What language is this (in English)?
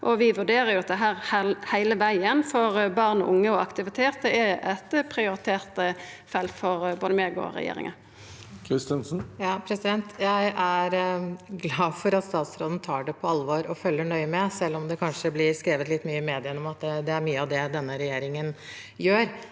Norwegian